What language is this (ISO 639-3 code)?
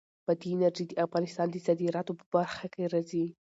pus